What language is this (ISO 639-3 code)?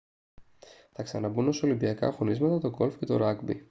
ell